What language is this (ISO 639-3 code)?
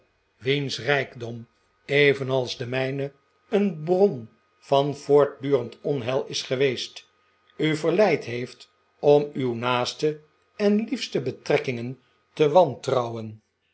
nld